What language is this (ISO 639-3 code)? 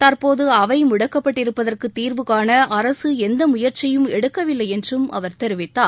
tam